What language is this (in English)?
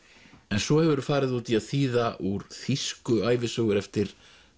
Icelandic